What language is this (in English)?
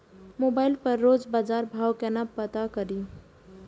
Maithili